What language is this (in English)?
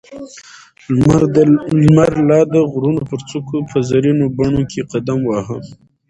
Pashto